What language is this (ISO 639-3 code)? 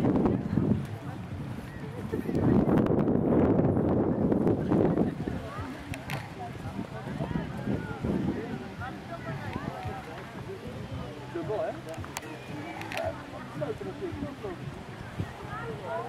nld